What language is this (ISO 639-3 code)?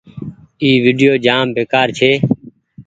gig